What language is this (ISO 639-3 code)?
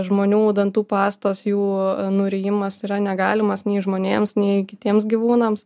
lit